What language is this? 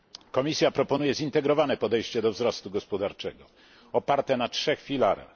Polish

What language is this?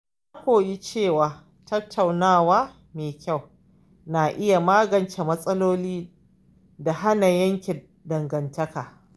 Hausa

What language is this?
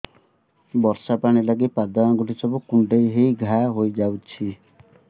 Odia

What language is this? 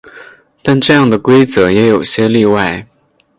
Chinese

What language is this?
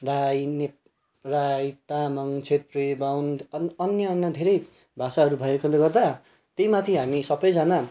Nepali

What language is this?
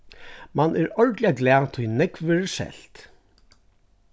Faroese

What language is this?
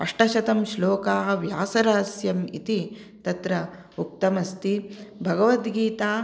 Sanskrit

